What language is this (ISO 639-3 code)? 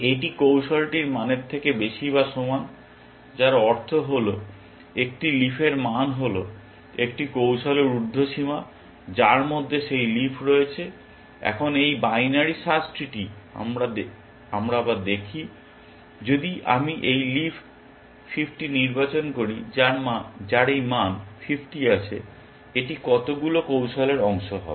ben